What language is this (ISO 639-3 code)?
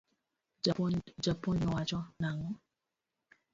luo